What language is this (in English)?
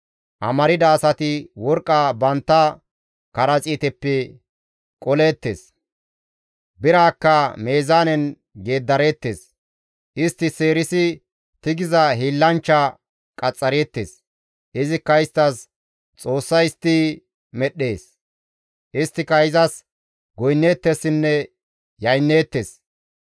Gamo